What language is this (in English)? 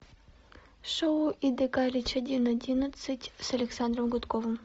Russian